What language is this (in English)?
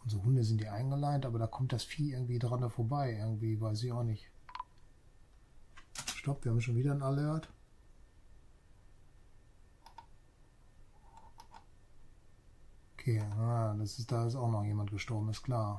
German